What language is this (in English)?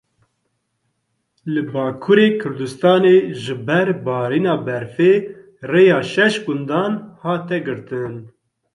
Kurdish